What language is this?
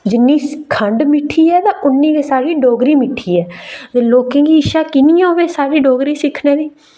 Dogri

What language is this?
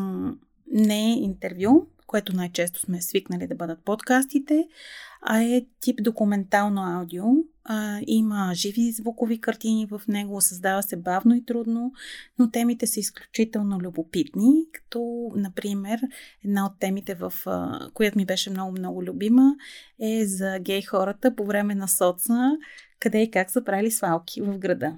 Bulgarian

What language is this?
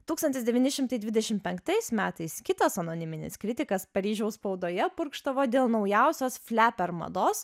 Lithuanian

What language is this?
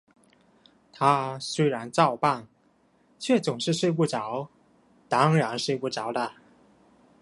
Chinese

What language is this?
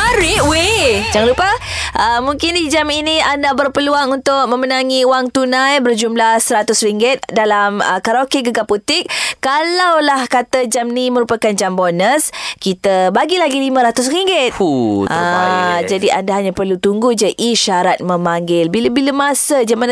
Malay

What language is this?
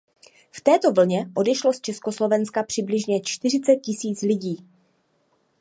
Czech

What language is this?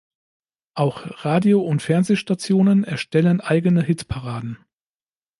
German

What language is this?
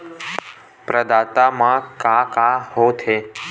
Chhattisgarhi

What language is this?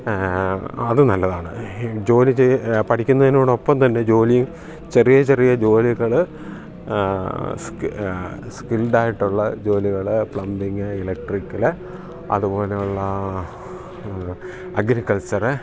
Malayalam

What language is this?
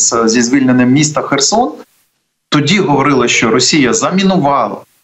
Ukrainian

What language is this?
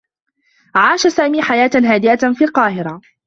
Arabic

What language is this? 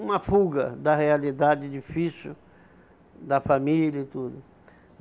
Portuguese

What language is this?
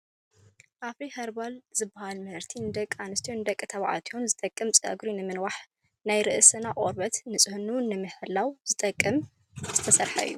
Tigrinya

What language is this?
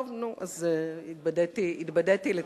Hebrew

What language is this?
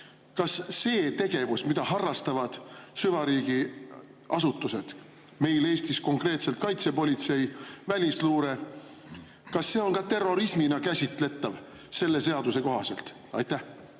Estonian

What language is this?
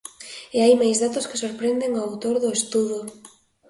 Galician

